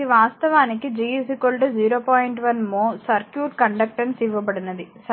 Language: Telugu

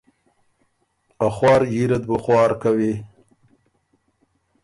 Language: Ormuri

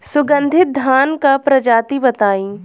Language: Bhojpuri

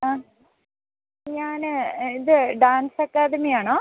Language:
Malayalam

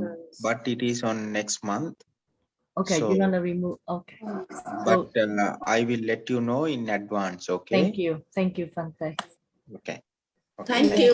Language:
Vietnamese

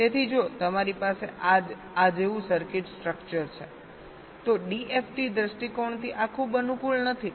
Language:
Gujarati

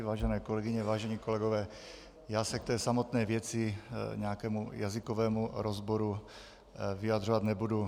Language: Czech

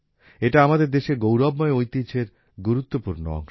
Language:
Bangla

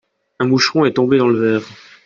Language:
French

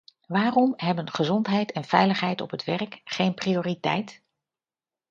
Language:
Dutch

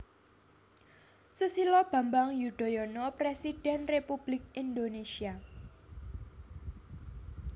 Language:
Javanese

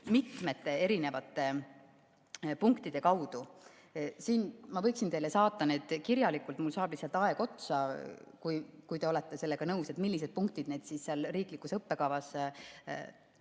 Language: Estonian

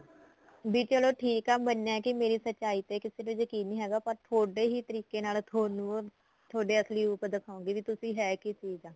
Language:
Punjabi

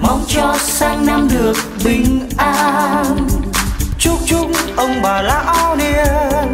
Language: Vietnamese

